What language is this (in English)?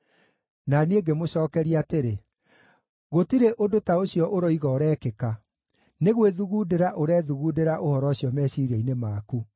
Kikuyu